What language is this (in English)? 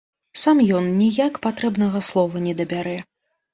Belarusian